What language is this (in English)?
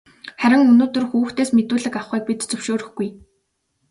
Mongolian